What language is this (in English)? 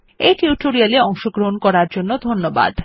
Bangla